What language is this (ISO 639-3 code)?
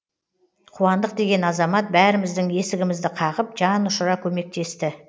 kaz